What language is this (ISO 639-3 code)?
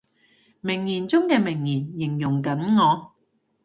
yue